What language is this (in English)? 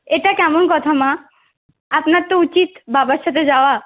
Bangla